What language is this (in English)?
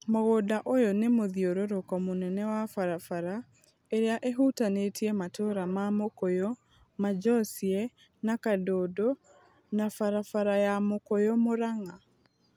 Kikuyu